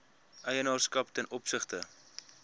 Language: Afrikaans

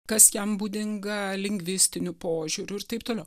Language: Lithuanian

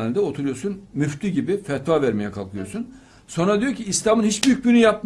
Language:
Turkish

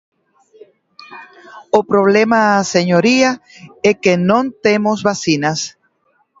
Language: Galician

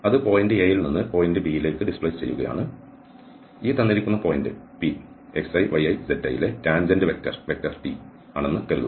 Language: Malayalam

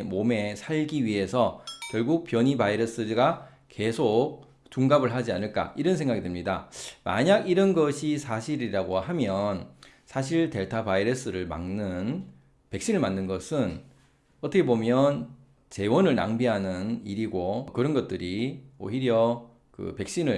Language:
Korean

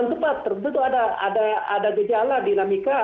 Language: Indonesian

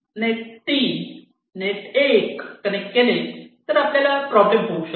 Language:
Marathi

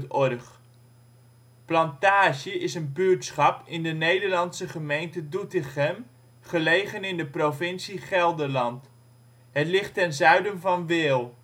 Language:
Dutch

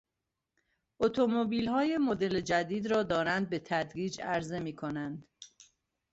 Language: Persian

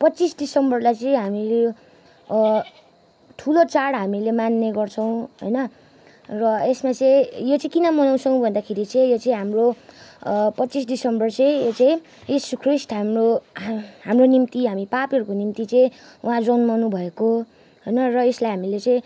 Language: Nepali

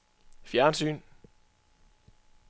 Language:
Danish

